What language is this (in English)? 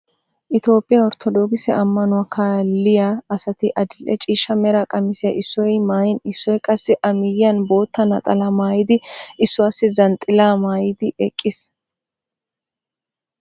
Wolaytta